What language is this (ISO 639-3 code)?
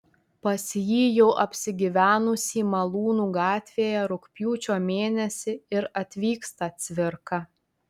lit